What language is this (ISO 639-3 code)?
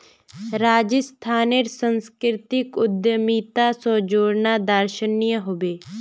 mag